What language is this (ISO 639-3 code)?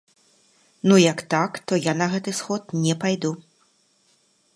bel